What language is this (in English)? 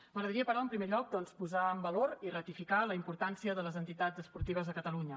Catalan